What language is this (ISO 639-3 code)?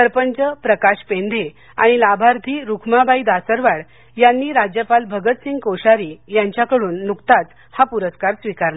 mar